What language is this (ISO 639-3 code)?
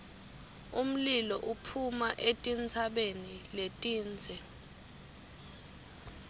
ssw